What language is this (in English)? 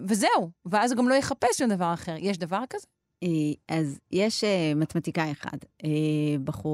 Hebrew